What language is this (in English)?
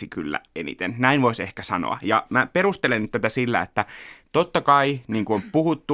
Finnish